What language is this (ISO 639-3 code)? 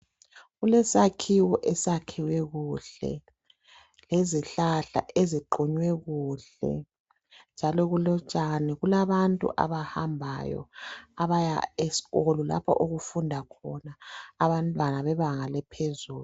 nde